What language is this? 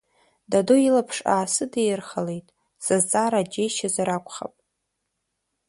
Abkhazian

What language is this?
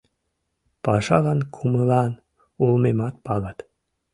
Mari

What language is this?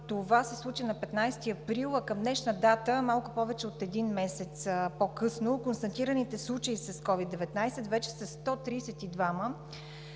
Bulgarian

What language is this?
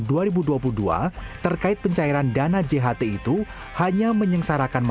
Indonesian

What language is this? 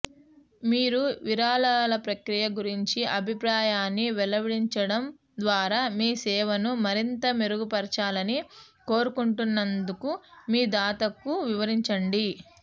Telugu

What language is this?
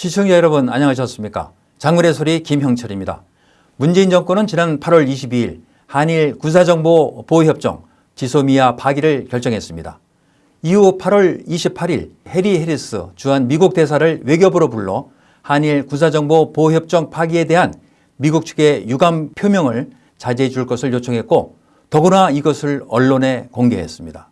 Korean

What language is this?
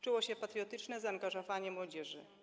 Polish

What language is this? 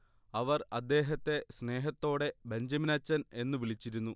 Malayalam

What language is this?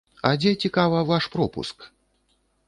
Belarusian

